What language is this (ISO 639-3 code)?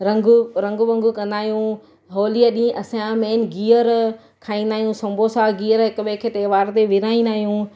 snd